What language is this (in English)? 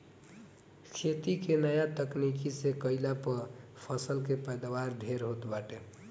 Bhojpuri